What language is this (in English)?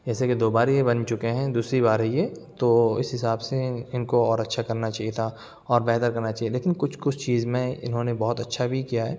Urdu